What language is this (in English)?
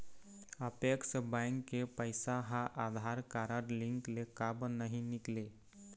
Chhattisgarhi